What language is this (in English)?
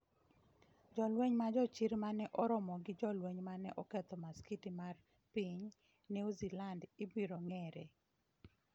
Luo (Kenya and Tanzania)